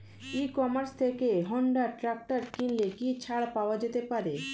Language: Bangla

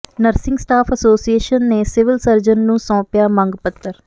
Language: Punjabi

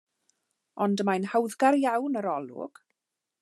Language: Welsh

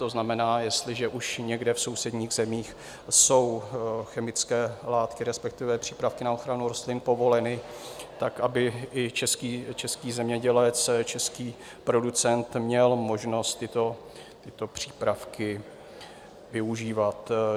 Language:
Czech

